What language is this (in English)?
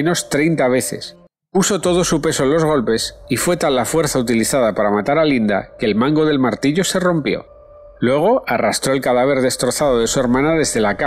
Spanish